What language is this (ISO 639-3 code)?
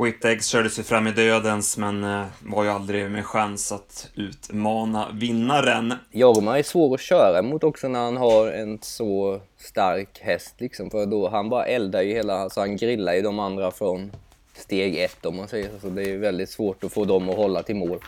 swe